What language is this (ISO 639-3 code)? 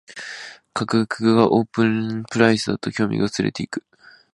jpn